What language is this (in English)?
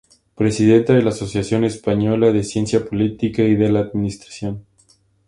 Spanish